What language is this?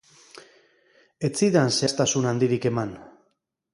Basque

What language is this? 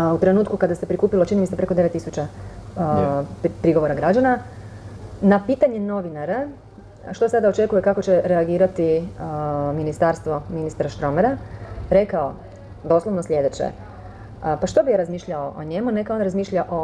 Croatian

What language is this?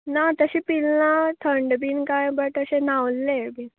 Konkani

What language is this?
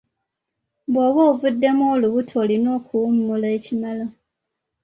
Ganda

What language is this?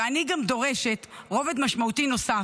Hebrew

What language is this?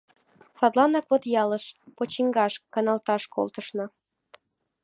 Mari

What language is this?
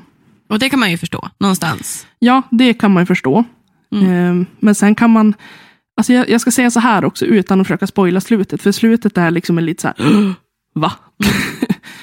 Swedish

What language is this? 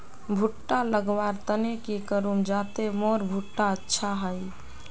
Magahi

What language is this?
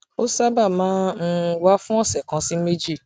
Yoruba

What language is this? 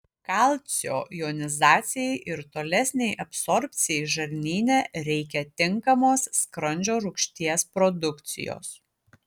Lithuanian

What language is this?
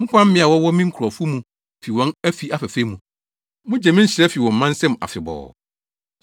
Akan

